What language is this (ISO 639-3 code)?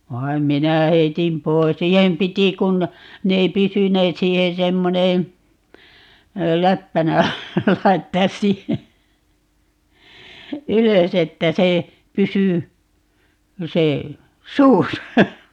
fin